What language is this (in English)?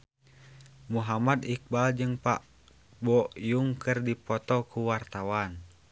Sundanese